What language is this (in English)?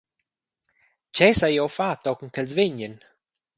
Romansh